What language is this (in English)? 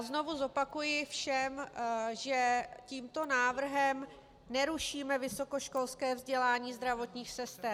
Czech